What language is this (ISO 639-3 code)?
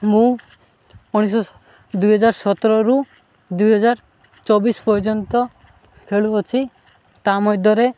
ori